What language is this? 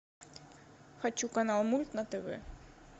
Russian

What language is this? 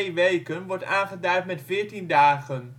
Dutch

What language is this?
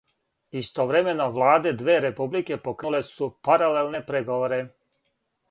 Serbian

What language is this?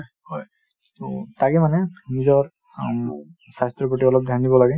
Assamese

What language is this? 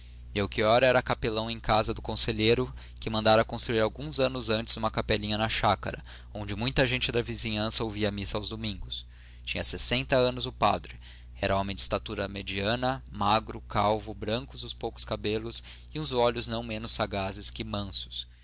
Portuguese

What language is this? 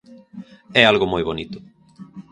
Galician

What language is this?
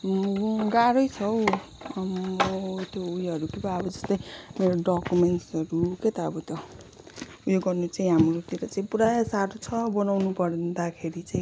Nepali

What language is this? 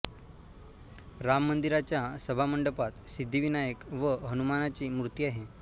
Marathi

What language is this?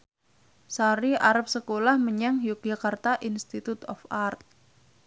Javanese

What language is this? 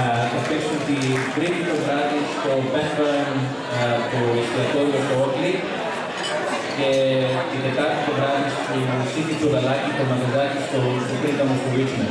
Greek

